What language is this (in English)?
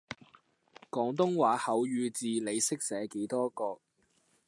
Cantonese